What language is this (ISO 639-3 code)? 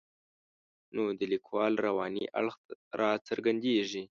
pus